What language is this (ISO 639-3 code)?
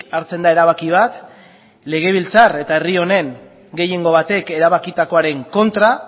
eus